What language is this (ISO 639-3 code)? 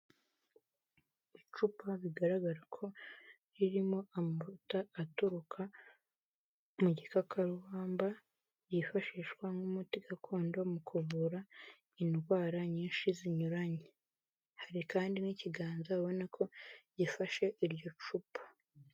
kin